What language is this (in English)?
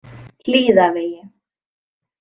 Icelandic